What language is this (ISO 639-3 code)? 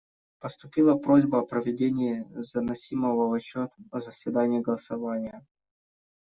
rus